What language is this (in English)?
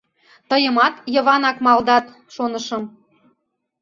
Mari